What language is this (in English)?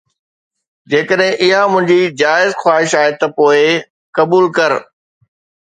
Sindhi